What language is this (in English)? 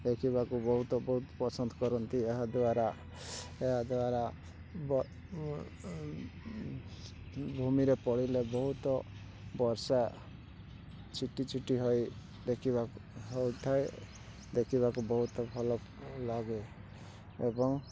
Odia